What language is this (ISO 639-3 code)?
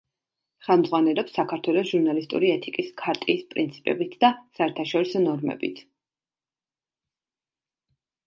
kat